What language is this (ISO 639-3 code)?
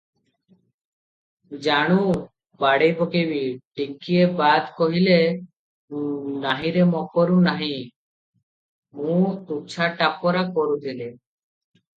ori